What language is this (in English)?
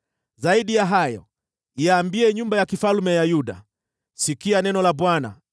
Swahili